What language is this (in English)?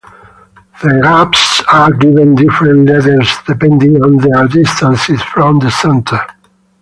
English